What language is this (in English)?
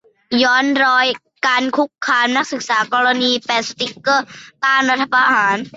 Thai